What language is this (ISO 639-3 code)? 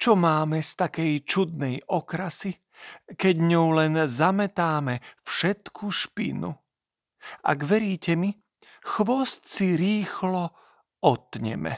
slk